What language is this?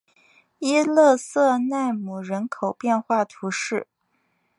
Chinese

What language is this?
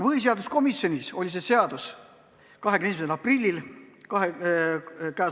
Estonian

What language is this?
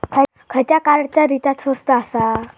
Marathi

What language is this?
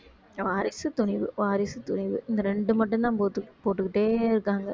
Tamil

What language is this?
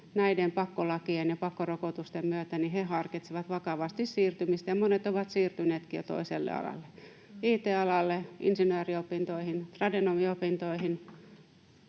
Finnish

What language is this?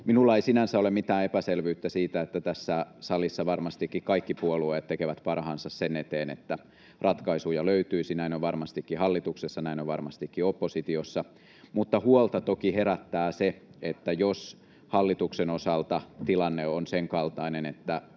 Finnish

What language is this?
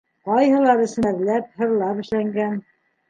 Bashkir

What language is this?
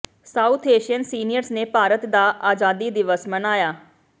Punjabi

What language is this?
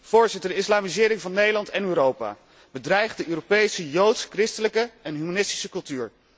Dutch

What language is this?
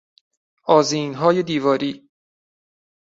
Persian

